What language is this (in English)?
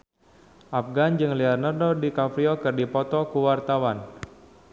Sundanese